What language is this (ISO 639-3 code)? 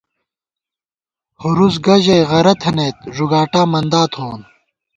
gwt